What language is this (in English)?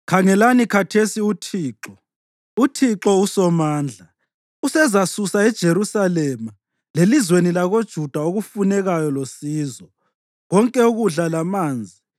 North Ndebele